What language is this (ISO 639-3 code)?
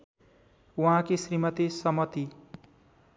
nep